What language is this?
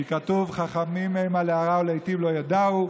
Hebrew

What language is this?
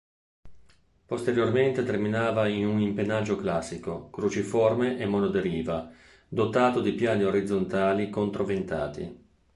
Italian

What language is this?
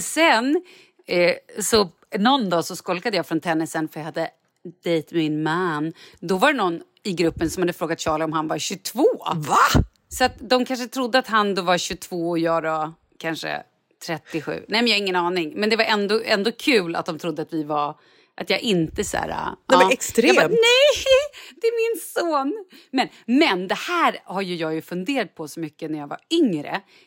Swedish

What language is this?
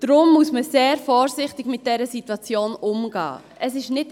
Swiss German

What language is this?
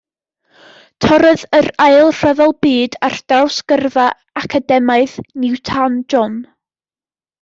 Welsh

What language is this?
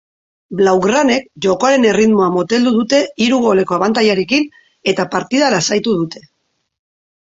Basque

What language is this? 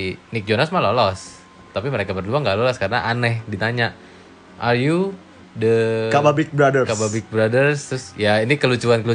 Indonesian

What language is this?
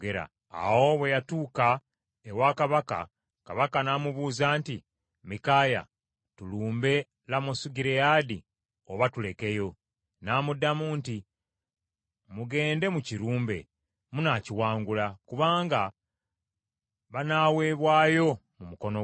Ganda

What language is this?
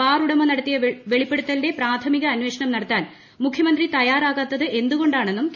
Malayalam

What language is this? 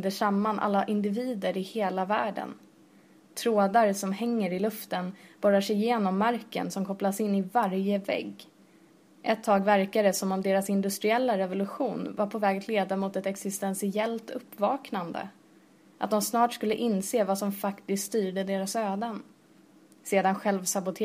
Swedish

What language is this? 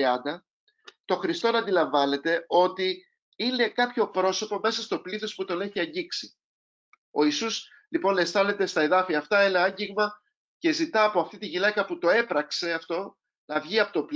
Greek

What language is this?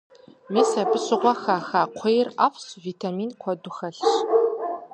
Kabardian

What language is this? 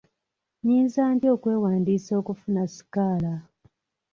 Ganda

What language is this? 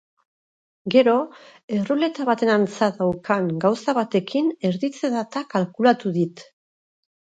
Basque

